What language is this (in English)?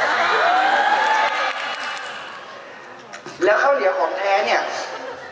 Thai